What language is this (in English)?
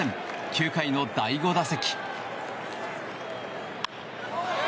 Japanese